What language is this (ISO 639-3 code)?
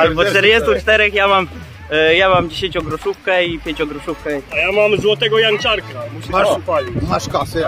pol